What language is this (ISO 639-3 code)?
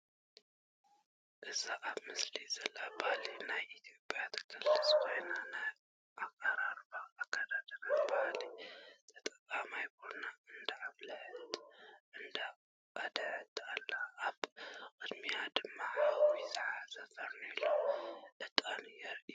tir